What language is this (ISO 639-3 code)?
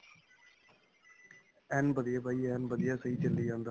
pan